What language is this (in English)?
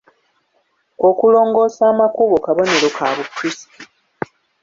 Ganda